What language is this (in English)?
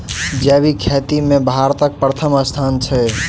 Maithili